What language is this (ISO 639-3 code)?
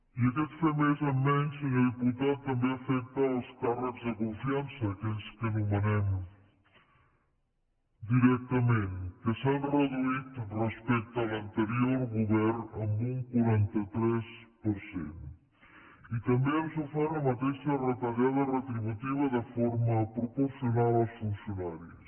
cat